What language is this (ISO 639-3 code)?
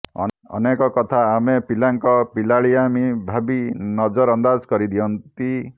ori